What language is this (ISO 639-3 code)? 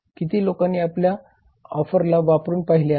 mar